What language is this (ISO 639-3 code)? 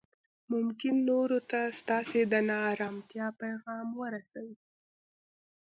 pus